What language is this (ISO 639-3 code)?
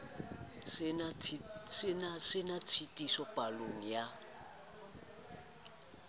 sot